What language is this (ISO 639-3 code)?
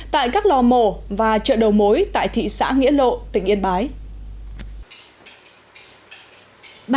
vie